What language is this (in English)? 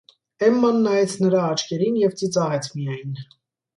Armenian